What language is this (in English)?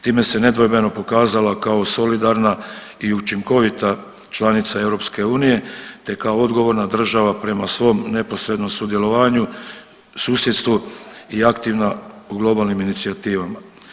Croatian